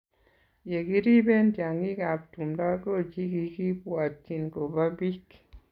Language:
Kalenjin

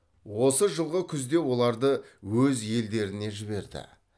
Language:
Kazakh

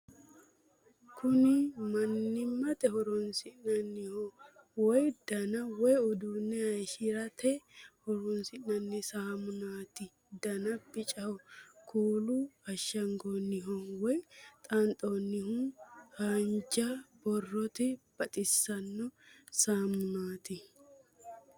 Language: Sidamo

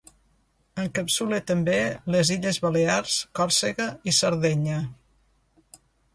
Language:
Catalan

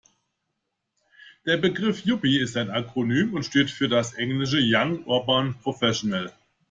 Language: German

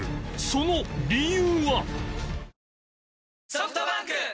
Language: Japanese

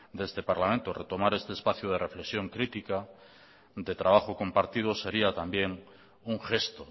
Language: Spanish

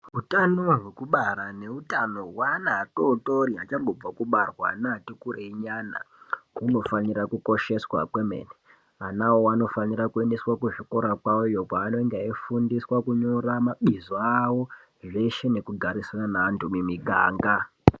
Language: Ndau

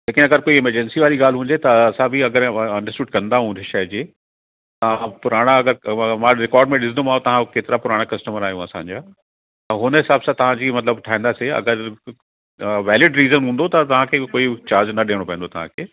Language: Sindhi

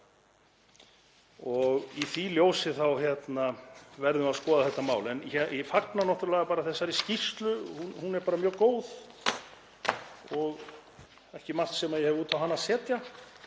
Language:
Icelandic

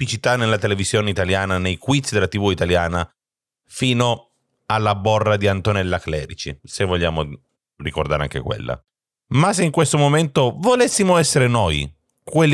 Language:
Italian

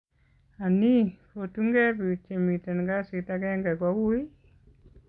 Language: Kalenjin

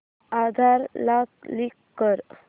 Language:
Marathi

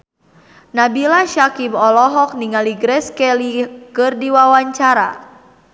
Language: Sundanese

